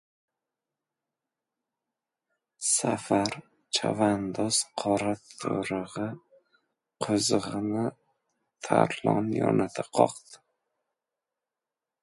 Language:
Uzbek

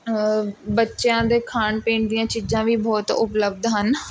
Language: Punjabi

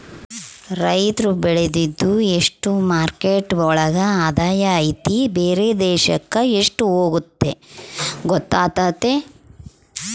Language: Kannada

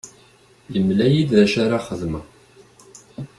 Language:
Kabyle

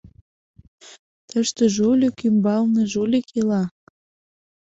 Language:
Mari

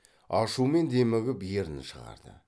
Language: Kazakh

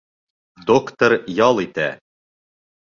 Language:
Bashkir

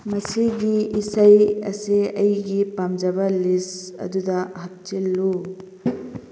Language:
Manipuri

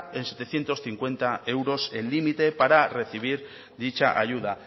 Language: Spanish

